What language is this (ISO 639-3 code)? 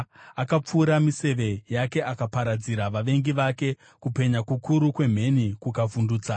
sna